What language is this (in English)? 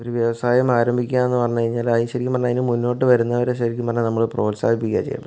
Malayalam